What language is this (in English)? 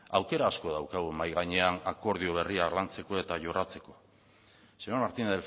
Basque